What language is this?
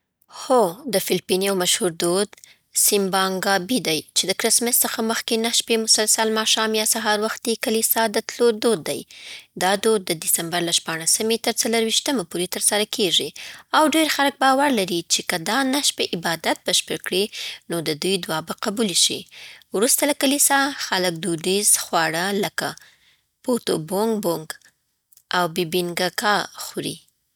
Southern Pashto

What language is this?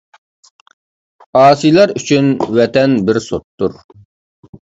Uyghur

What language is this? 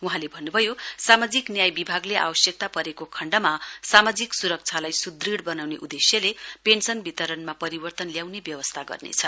Nepali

